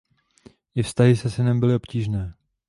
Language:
Czech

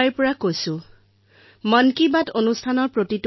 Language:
Assamese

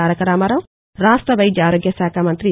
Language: Telugu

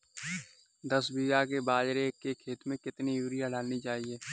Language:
Hindi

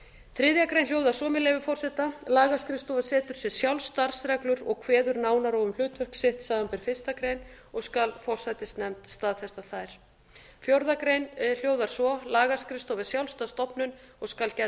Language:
Icelandic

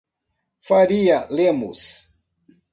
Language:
Portuguese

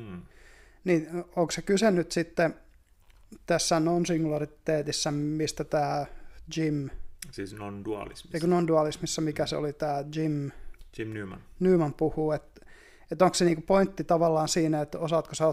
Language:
Finnish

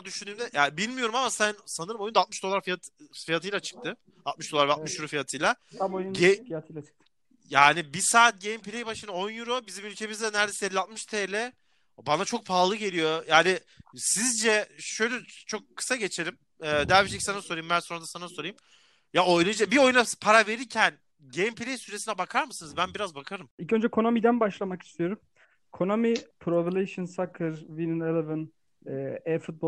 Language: Turkish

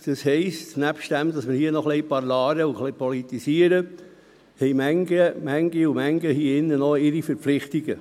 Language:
Swiss German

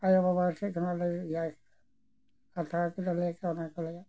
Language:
Santali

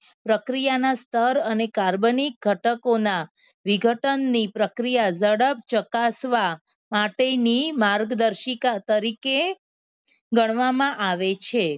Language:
Gujarati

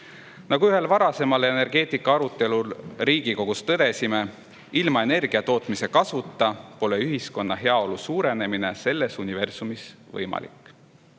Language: Estonian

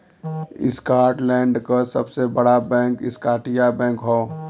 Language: Bhojpuri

